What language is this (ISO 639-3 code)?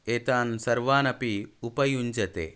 san